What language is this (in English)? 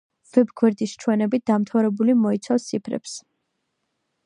Georgian